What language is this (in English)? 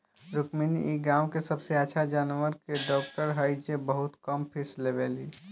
Bhojpuri